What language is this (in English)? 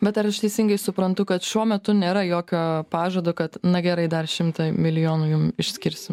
Lithuanian